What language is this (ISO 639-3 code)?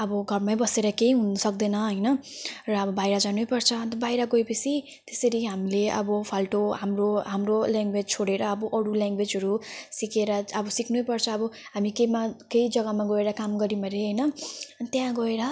nep